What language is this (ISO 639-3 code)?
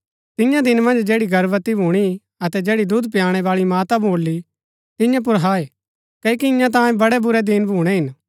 gbk